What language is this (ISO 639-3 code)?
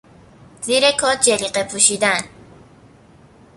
fas